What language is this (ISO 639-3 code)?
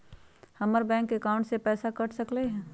mag